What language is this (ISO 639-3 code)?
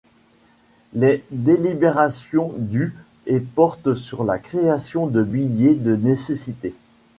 fra